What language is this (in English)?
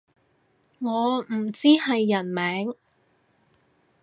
Cantonese